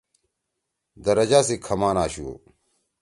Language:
Torwali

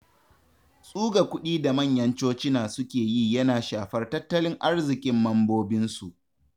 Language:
Hausa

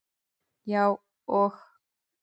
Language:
Icelandic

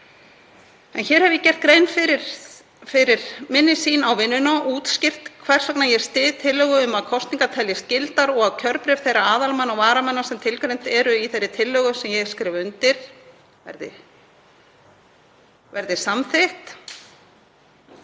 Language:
Icelandic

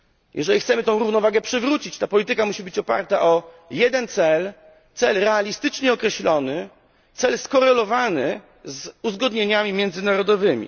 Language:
Polish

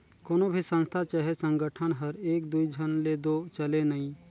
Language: Chhattisgarhi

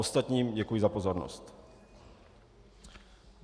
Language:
Czech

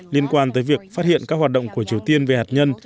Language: Vietnamese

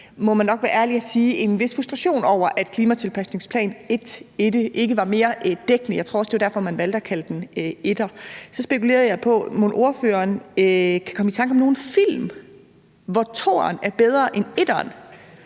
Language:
Danish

